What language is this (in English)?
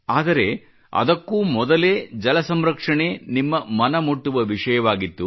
Kannada